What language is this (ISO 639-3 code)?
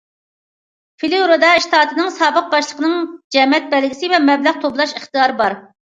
uig